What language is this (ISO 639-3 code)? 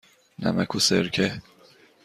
fas